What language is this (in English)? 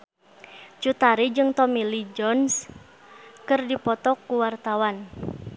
Sundanese